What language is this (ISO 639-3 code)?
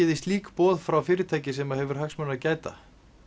isl